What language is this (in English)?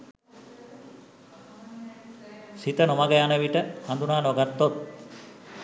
Sinhala